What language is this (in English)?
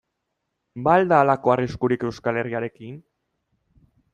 Basque